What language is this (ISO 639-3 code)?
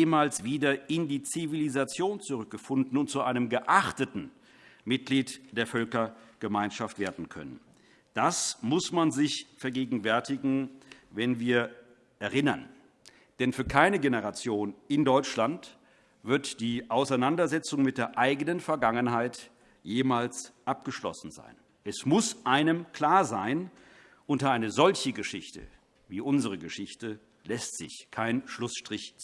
deu